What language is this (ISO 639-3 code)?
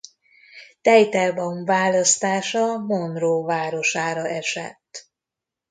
hun